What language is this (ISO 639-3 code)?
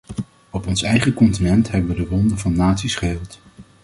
nld